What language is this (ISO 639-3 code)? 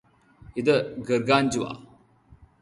mal